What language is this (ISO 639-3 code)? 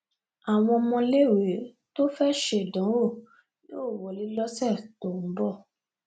yor